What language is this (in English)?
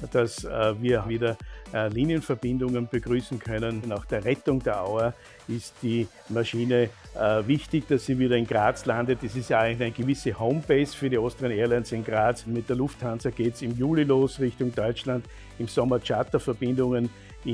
German